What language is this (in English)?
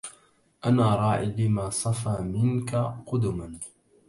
Arabic